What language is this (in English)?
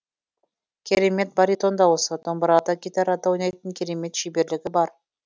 Kazakh